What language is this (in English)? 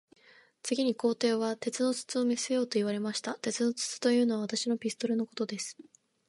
Japanese